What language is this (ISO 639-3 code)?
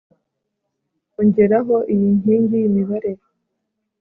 kin